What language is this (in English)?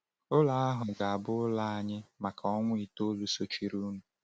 Igbo